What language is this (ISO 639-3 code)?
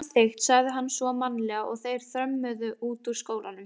isl